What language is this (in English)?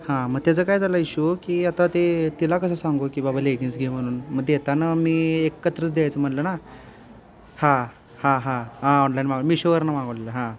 Marathi